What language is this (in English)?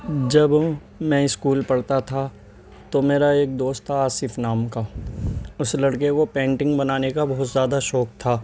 Urdu